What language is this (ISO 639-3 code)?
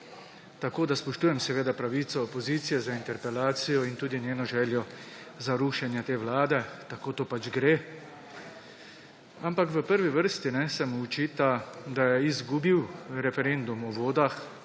slv